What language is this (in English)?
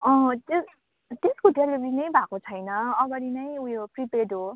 Nepali